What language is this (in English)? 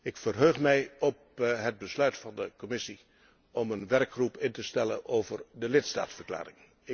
Dutch